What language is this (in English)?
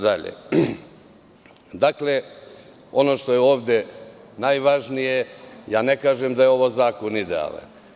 Serbian